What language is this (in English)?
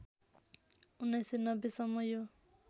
Nepali